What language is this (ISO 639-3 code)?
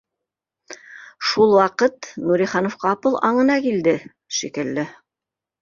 bak